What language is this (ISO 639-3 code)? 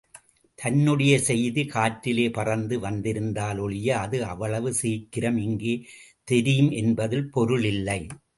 tam